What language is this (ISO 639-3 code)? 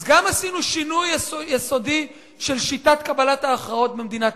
heb